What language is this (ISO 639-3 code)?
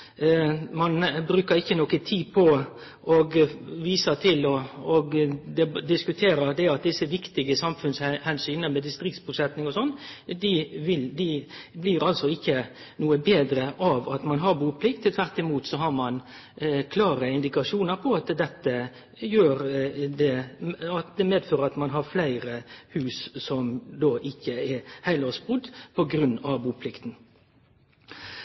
nno